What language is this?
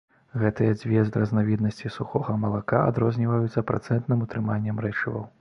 Belarusian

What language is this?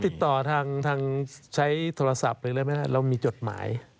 Thai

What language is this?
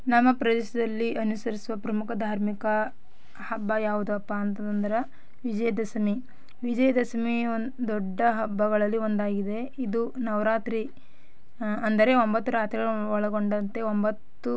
Kannada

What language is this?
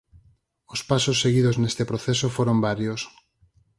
Galician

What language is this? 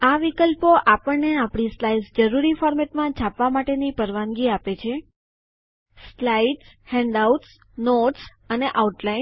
Gujarati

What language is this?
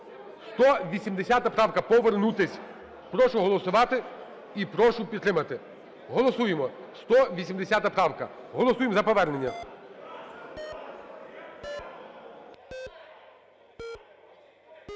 Ukrainian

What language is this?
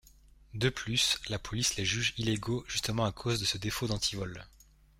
French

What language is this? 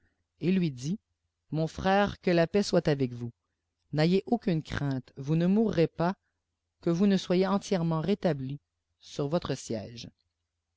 French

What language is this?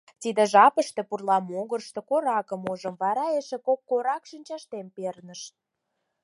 Mari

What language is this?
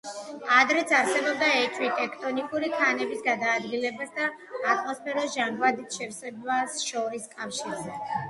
Georgian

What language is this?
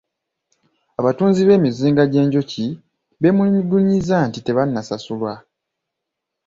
Ganda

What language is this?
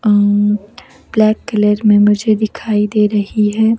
Hindi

